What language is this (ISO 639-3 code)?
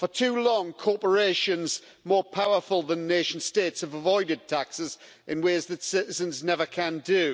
eng